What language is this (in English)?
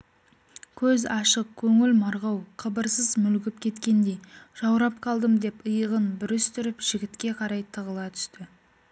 Kazakh